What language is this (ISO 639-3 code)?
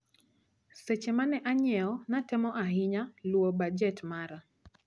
luo